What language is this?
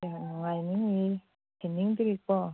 Manipuri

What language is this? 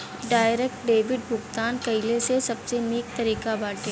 Bhojpuri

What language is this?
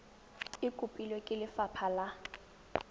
Tswana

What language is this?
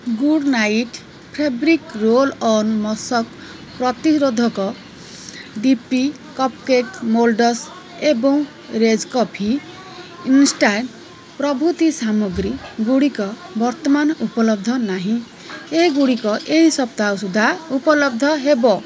Odia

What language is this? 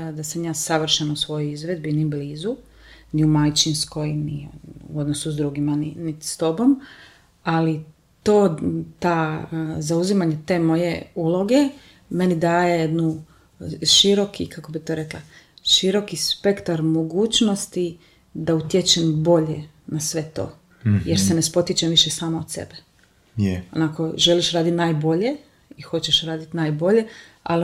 Croatian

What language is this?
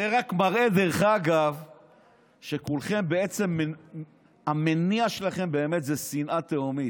Hebrew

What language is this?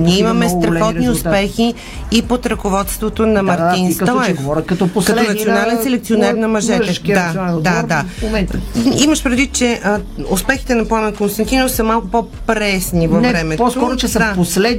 Bulgarian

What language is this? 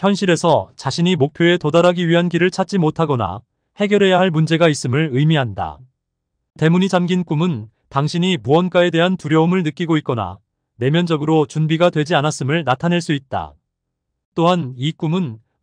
Korean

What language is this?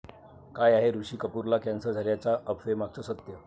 Marathi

